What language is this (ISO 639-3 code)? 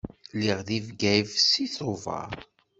kab